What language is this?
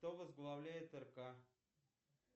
Russian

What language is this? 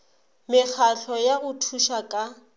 Northern Sotho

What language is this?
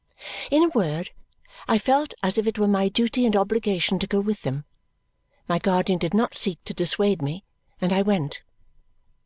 English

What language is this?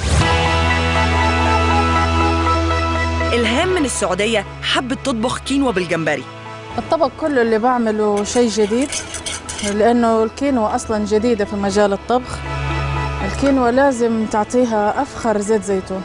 Arabic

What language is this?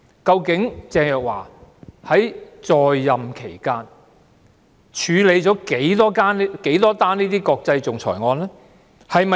Cantonese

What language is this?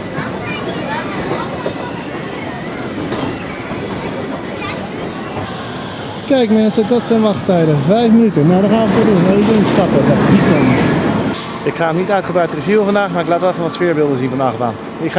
Dutch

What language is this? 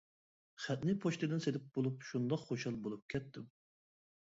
Uyghur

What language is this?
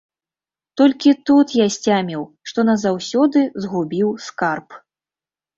Belarusian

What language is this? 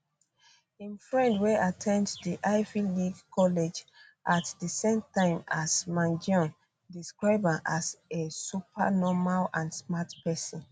Nigerian Pidgin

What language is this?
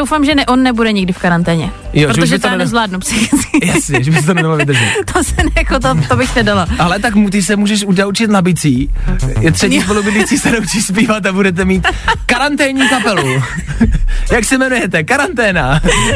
Czech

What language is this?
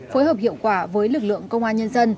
Vietnamese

